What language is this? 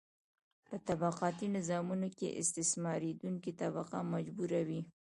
Pashto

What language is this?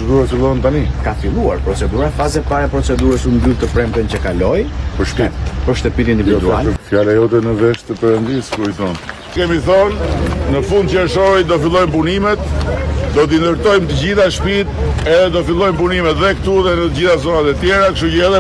Romanian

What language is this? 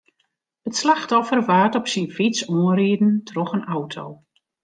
Western Frisian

